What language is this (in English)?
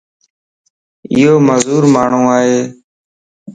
Lasi